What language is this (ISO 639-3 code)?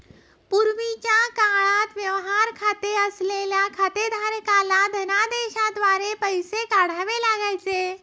mar